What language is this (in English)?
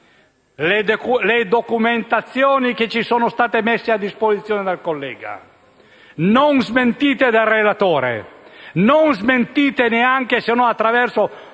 Italian